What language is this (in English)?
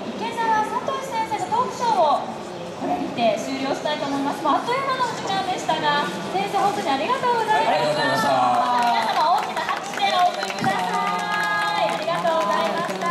Japanese